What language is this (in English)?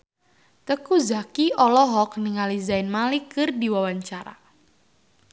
Sundanese